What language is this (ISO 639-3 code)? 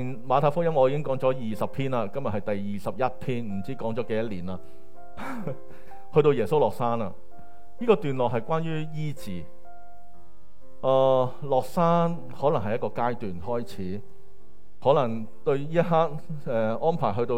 zho